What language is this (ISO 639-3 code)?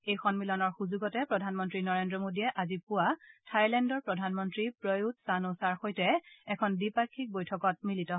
asm